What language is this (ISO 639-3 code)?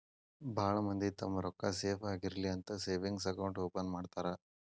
kan